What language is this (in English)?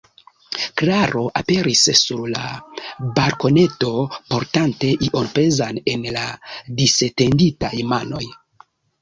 Esperanto